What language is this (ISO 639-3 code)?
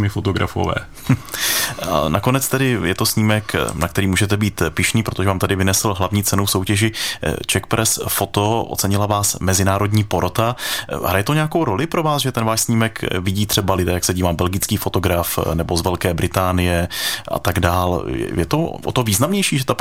ces